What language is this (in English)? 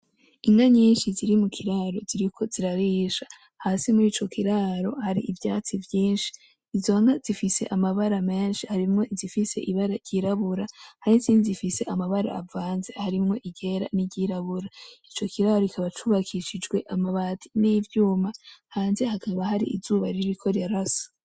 Rundi